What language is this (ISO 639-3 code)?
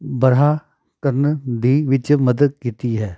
pan